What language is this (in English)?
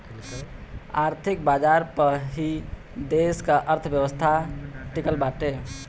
Bhojpuri